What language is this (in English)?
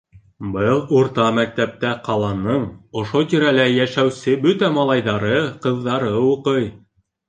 Bashkir